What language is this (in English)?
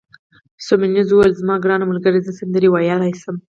Pashto